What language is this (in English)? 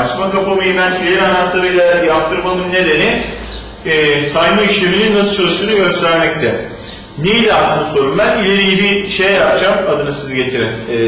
Turkish